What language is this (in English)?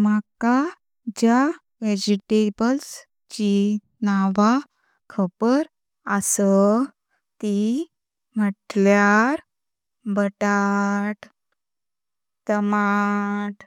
Konkani